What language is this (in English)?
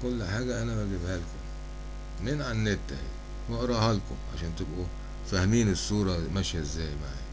Arabic